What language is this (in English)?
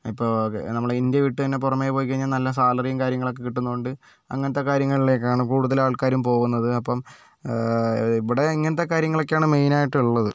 Malayalam